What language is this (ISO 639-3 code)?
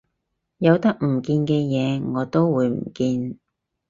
yue